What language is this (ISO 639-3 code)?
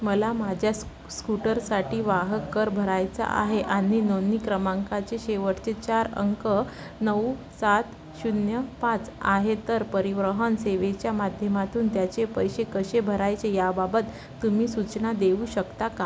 mar